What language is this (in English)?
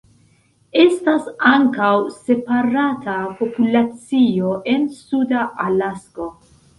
Esperanto